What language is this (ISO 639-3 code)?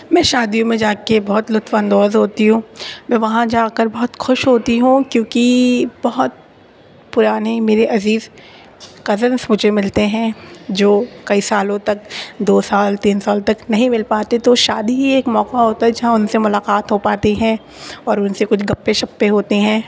urd